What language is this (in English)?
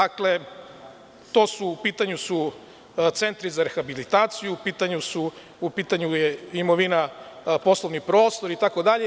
Serbian